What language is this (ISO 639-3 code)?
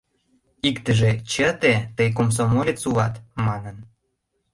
chm